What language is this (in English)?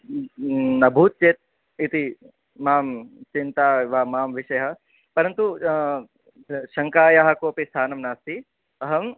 Sanskrit